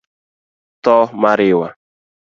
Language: Luo (Kenya and Tanzania)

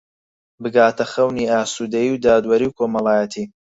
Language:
Central Kurdish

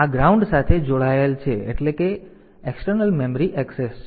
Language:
Gujarati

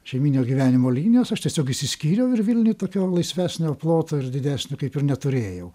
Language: Lithuanian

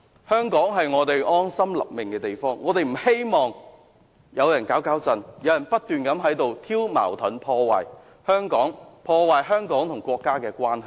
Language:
Cantonese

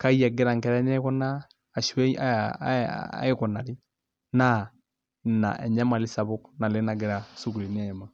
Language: Masai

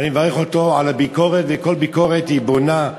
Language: Hebrew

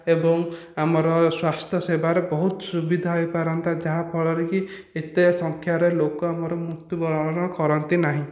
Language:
Odia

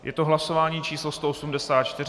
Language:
Czech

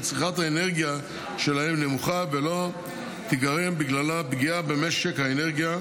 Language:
Hebrew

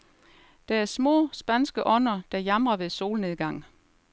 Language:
Danish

